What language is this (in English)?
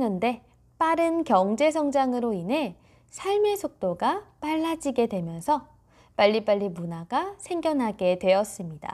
Korean